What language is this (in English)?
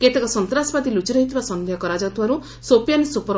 Odia